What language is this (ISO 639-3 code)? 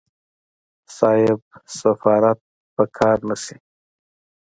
pus